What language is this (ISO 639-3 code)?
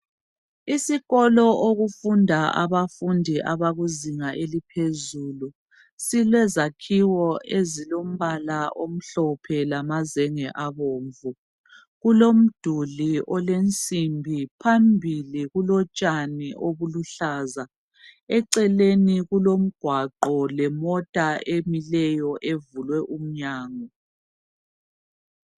nde